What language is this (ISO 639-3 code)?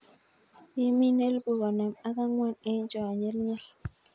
kln